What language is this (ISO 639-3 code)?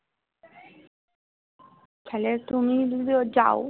ben